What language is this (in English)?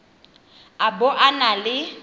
Tswana